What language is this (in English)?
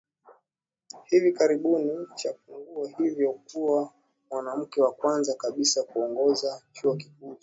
Swahili